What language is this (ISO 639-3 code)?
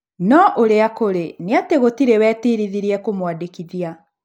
kik